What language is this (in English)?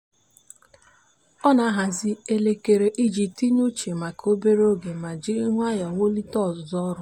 Igbo